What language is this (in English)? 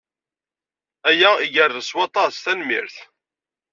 Kabyle